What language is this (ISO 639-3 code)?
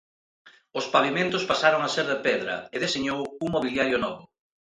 glg